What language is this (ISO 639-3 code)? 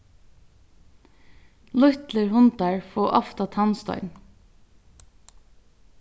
fao